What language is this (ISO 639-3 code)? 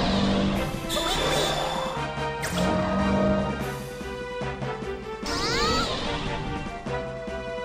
tha